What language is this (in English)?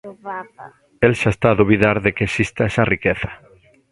Galician